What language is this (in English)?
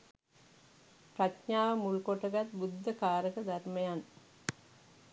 Sinhala